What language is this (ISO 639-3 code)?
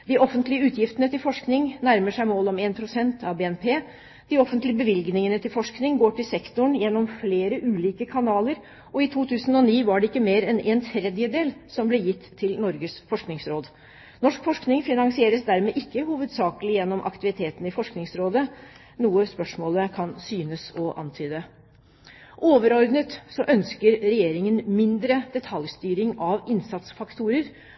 nob